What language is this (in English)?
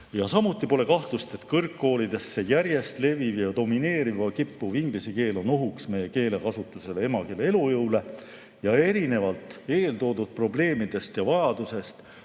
Estonian